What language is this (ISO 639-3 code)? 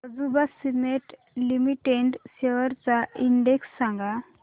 mar